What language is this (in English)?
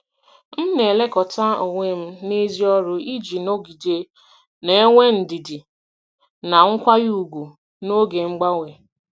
Igbo